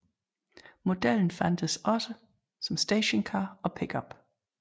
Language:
Danish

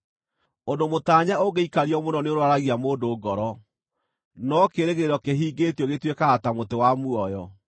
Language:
Kikuyu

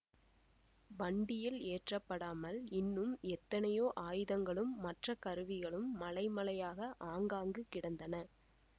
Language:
Tamil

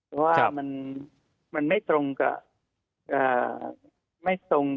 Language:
Thai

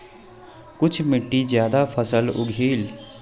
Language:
Magahi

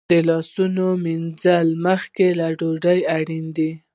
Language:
Pashto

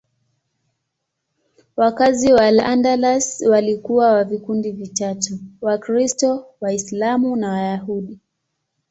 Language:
Swahili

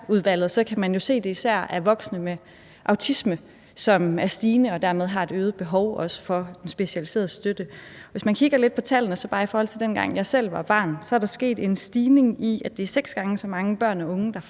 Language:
Danish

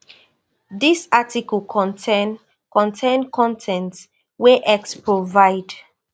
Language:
Nigerian Pidgin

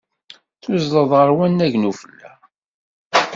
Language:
Kabyle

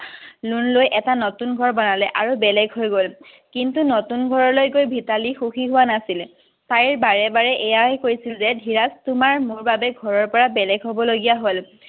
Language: Assamese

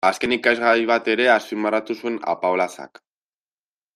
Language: Basque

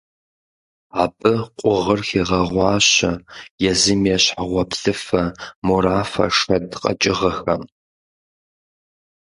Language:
Kabardian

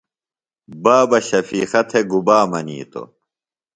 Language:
Phalura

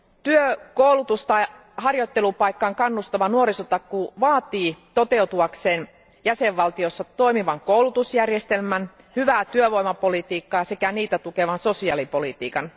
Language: Finnish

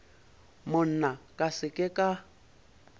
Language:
Northern Sotho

